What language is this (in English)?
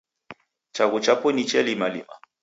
Taita